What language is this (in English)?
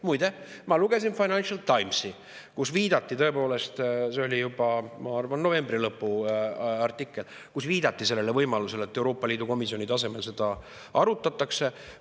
Estonian